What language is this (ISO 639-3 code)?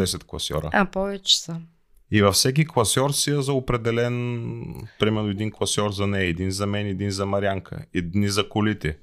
bul